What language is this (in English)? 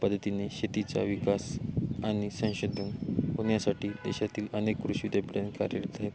Marathi